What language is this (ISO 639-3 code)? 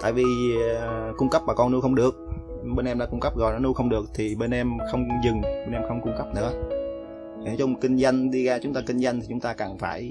vie